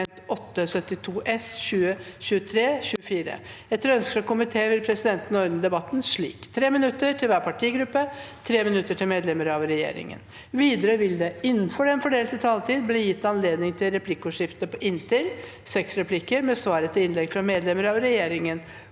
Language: Norwegian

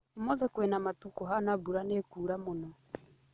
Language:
Kikuyu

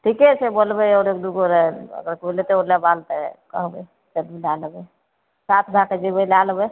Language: Maithili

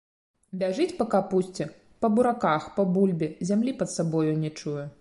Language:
Belarusian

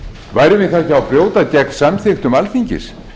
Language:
Icelandic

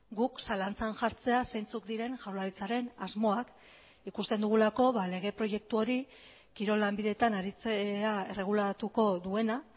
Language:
Basque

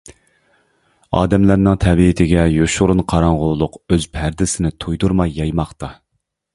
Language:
Uyghur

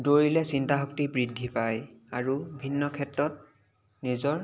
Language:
Assamese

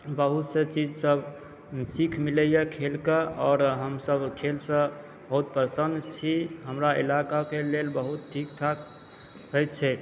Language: Maithili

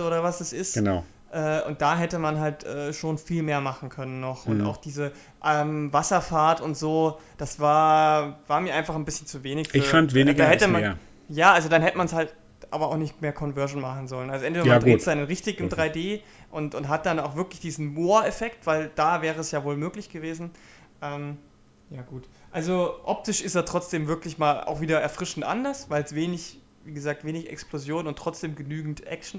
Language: German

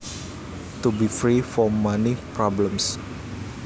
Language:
Javanese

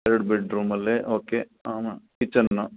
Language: Kannada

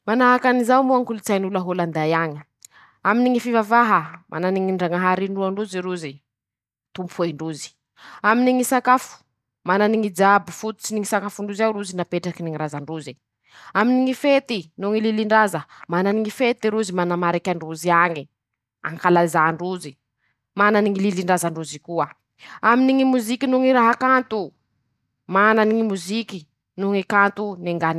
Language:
Masikoro Malagasy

